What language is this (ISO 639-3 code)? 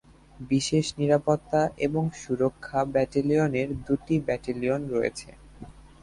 ben